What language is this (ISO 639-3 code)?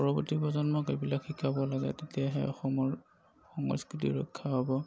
asm